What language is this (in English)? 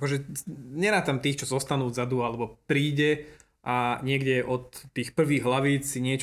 Slovak